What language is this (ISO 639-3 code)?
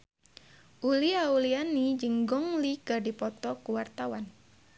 sun